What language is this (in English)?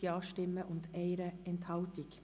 Swiss German